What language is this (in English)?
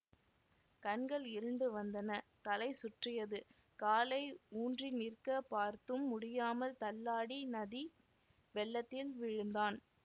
Tamil